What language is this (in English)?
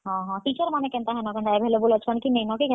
Odia